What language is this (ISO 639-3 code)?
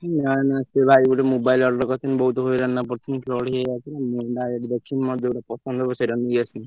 ori